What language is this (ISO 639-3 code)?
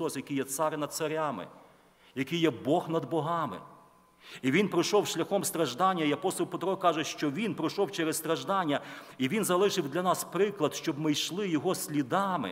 ukr